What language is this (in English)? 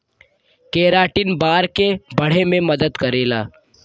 Bhojpuri